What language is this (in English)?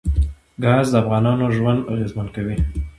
Pashto